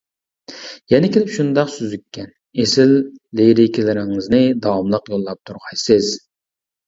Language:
Uyghur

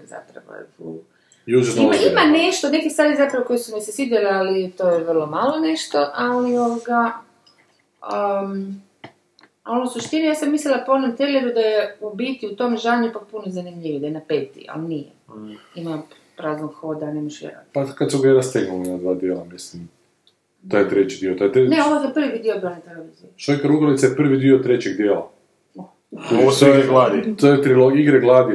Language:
Croatian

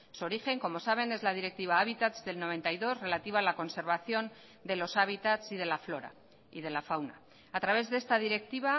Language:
Spanish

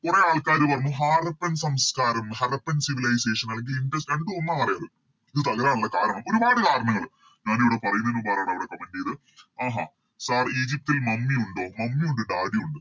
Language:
Malayalam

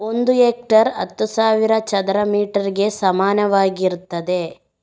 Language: Kannada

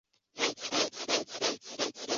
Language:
Chinese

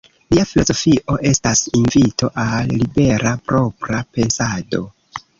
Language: Esperanto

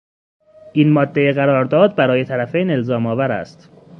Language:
Persian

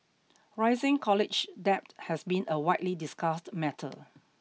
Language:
English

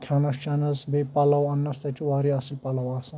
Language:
Kashmiri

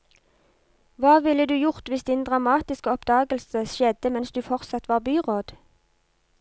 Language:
Norwegian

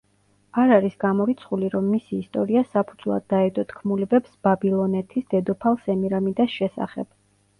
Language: Georgian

